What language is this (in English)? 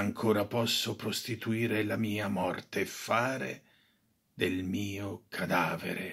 Italian